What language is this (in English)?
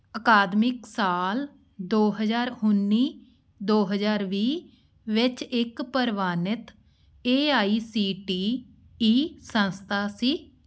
Punjabi